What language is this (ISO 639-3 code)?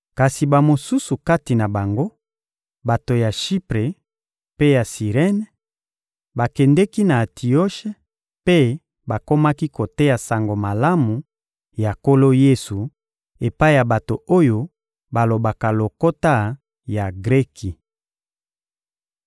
lin